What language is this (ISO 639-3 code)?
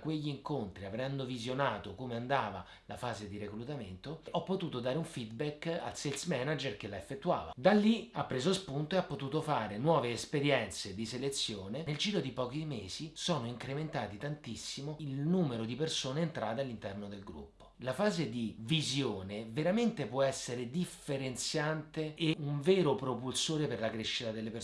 ita